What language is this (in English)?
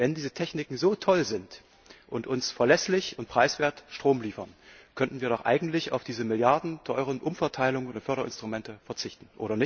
German